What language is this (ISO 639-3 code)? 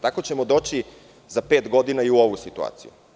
srp